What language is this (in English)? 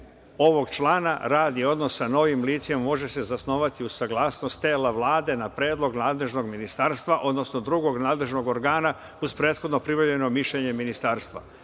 Serbian